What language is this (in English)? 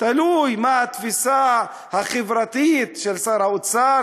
Hebrew